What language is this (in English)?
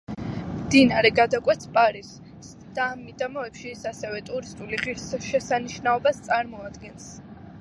Georgian